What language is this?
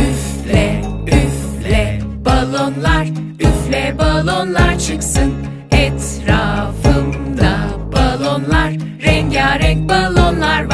Dutch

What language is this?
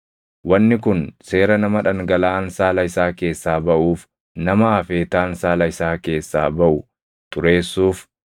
Oromo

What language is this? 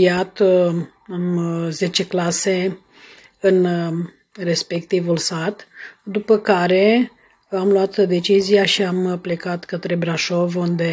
Romanian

